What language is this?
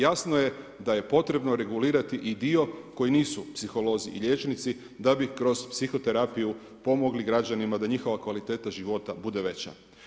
Croatian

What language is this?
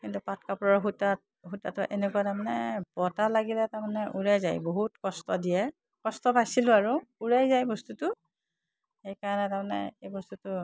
Assamese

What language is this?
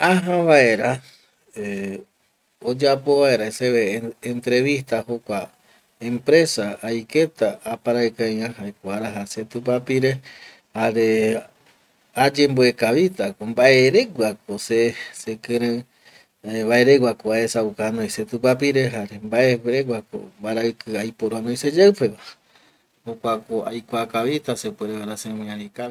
Eastern Bolivian Guaraní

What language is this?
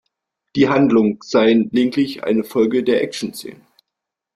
German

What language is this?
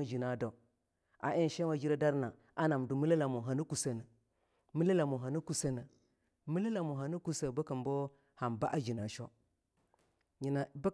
Longuda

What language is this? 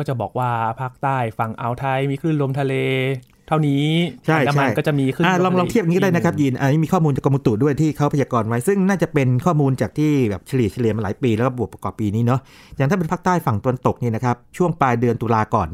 Thai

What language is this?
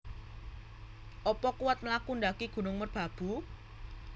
Javanese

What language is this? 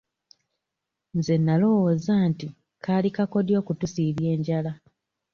Ganda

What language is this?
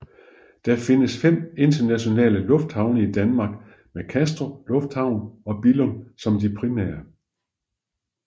Danish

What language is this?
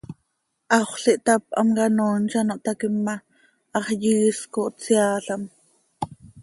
Seri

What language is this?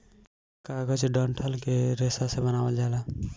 Bhojpuri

